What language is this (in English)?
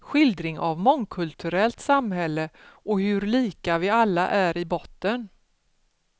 Swedish